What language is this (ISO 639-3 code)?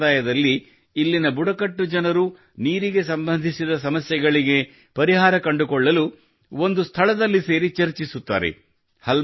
kan